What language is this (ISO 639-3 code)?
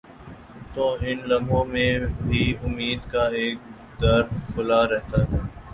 urd